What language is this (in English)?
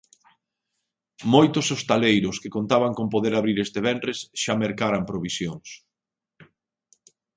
Galician